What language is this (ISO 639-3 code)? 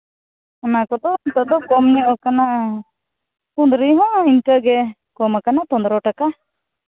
sat